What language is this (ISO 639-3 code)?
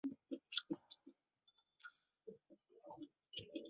zho